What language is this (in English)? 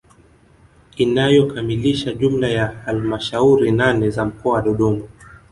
Swahili